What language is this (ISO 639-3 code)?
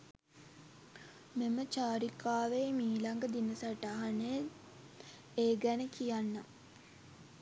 sin